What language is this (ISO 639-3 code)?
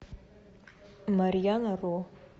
rus